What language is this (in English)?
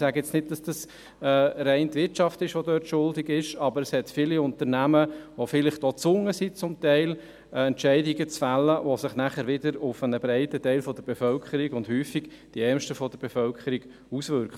Swiss German